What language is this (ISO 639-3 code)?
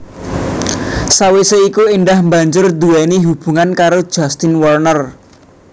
jav